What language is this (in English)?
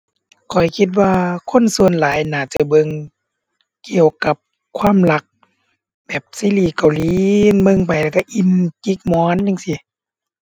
Thai